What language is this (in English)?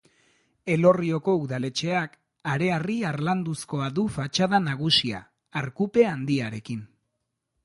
Basque